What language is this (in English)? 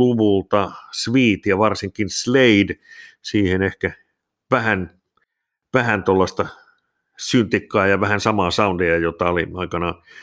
Finnish